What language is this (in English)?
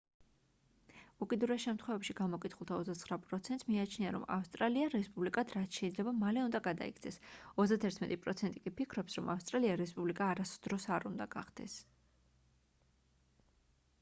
Georgian